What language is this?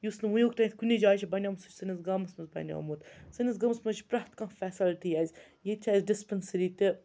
Kashmiri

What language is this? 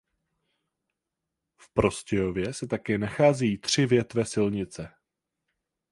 Czech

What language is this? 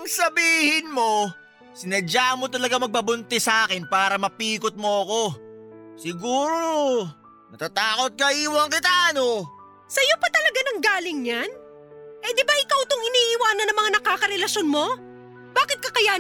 Filipino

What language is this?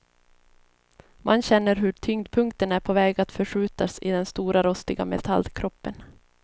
Swedish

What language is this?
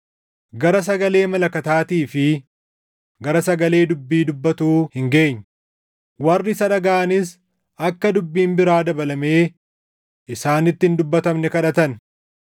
Oromo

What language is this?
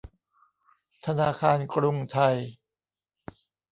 Thai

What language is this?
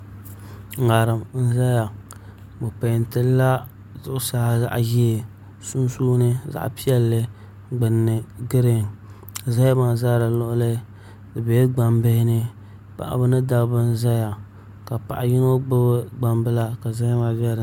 Dagbani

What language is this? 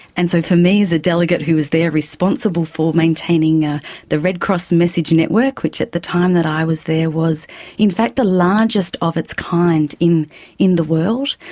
English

